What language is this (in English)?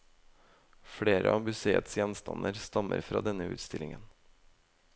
Norwegian